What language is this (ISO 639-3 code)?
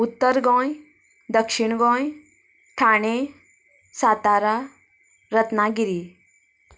kok